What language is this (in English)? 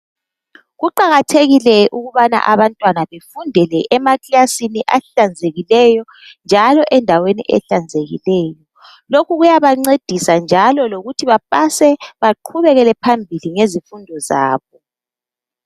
North Ndebele